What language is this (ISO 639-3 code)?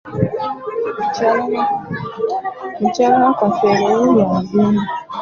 lug